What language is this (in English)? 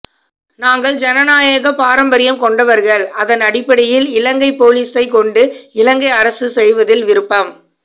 Tamil